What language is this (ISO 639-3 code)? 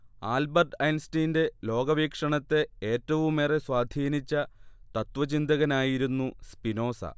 mal